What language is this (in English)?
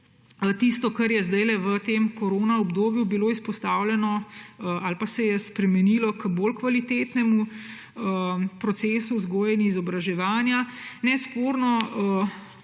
Slovenian